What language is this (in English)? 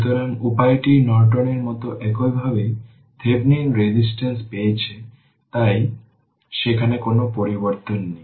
Bangla